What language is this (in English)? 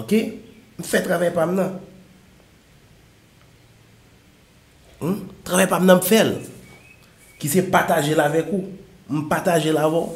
French